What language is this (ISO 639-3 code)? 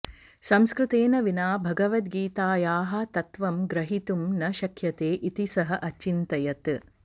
san